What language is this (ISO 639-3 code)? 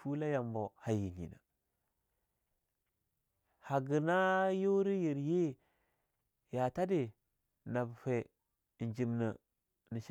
lnu